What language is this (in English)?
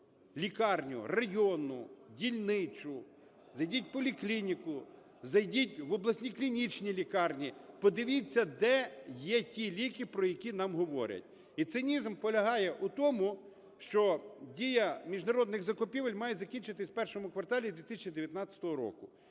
Ukrainian